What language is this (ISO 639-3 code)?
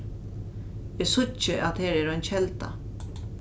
fao